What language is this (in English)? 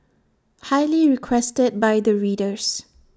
English